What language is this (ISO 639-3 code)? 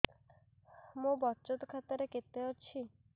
ori